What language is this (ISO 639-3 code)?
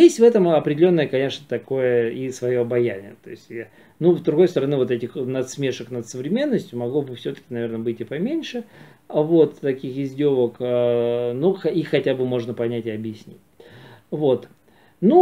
rus